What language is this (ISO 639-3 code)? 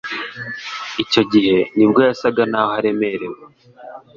kin